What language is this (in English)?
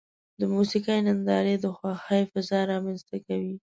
Pashto